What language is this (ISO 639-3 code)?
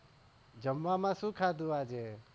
guj